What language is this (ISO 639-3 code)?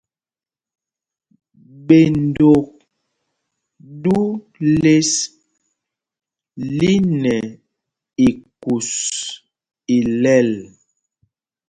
mgg